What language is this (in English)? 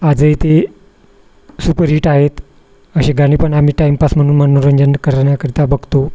Marathi